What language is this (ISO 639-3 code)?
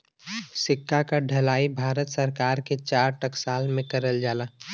bho